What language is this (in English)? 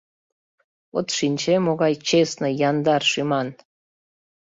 Mari